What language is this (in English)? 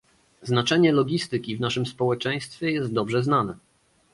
Polish